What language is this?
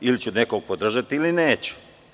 Serbian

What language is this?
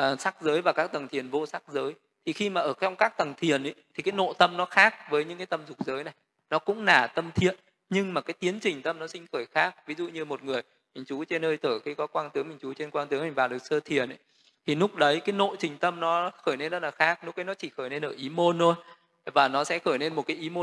Vietnamese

